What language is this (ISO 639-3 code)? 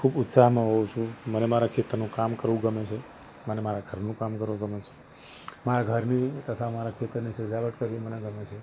guj